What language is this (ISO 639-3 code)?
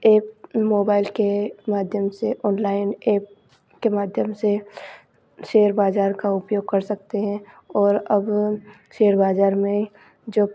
hin